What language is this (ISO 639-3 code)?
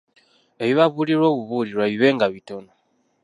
lug